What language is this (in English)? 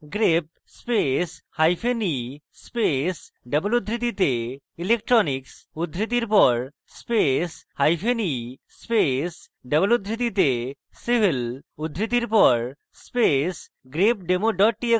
Bangla